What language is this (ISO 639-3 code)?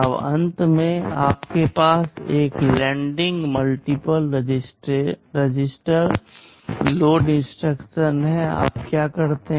hin